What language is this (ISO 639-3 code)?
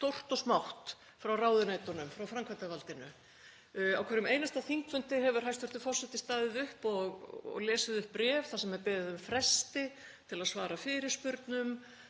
isl